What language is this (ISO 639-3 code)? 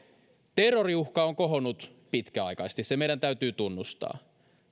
fin